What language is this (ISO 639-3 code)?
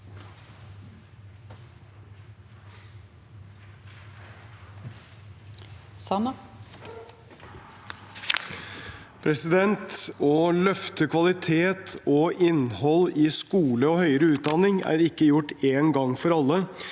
nor